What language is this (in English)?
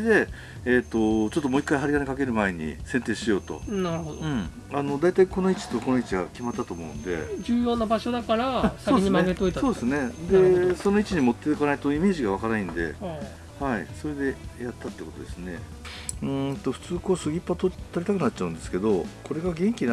Japanese